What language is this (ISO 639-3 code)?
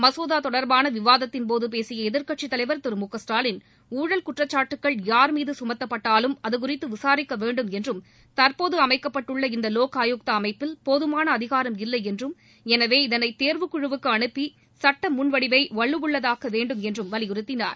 tam